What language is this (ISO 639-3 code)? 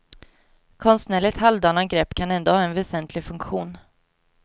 swe